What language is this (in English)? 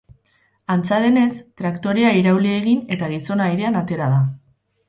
Basque